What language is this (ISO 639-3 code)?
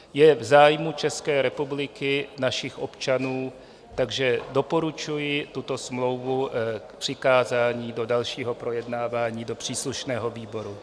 ces